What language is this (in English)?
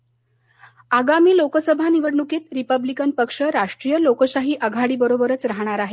Marathi